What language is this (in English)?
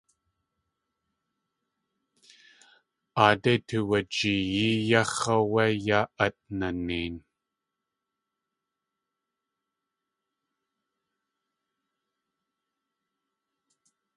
Tlingit